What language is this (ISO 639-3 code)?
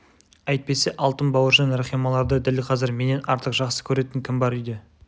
kaz